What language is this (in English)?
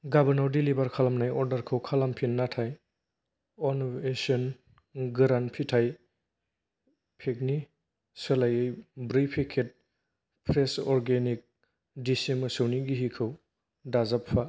Bodo